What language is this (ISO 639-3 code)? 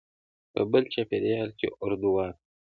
pus